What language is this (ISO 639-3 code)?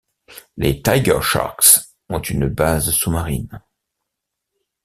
fra